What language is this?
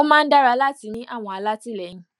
Yoruba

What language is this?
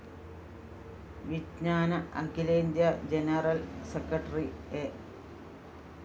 Malayalam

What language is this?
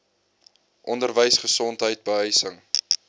Afrikaans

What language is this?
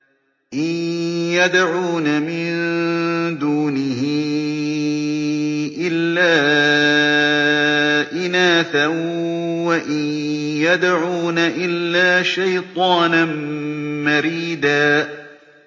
Arabic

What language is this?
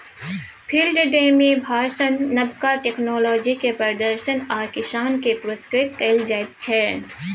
Maithili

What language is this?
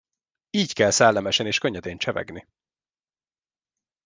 Hungarian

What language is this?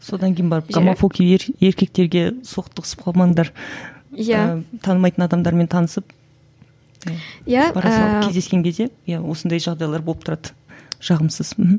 Kazakh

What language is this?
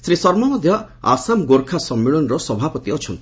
Odia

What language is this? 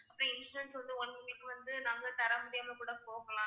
Tamil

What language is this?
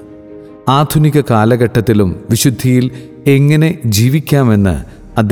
Malayalam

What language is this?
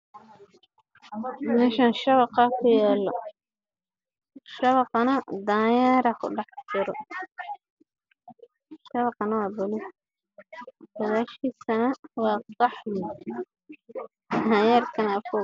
Somali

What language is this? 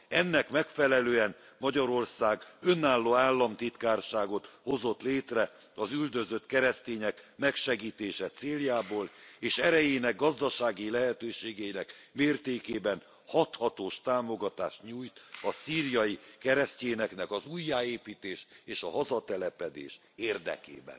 Hungarian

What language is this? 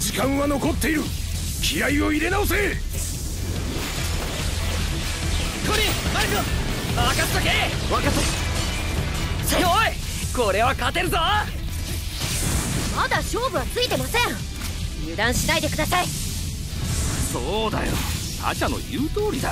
Japanese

